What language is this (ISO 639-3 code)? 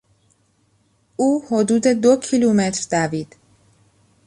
fas